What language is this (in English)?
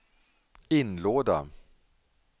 Swedish